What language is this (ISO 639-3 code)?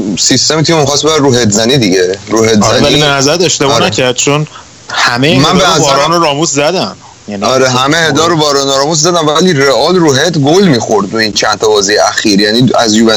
fas